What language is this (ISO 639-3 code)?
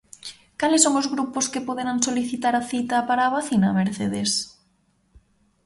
glg